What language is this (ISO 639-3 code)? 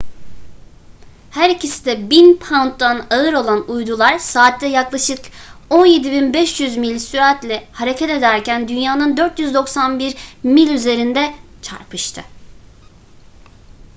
tur